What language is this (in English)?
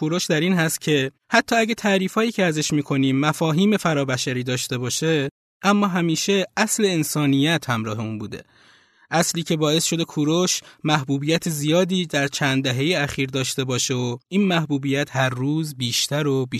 Persian